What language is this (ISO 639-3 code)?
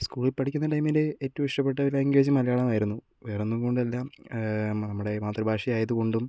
mal